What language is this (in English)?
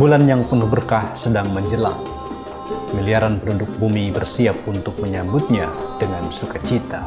Indonesian